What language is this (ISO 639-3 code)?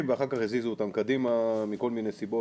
heb